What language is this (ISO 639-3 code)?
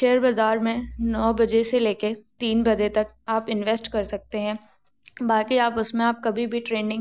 hin